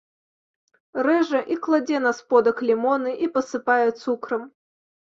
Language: Belarusian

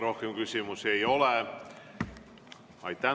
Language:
Estonian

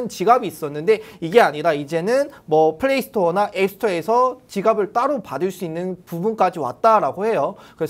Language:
Korean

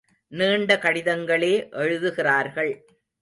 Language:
Tamil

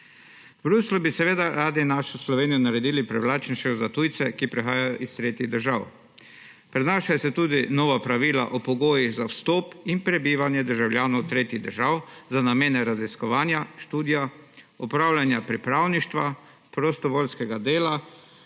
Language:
Slovenian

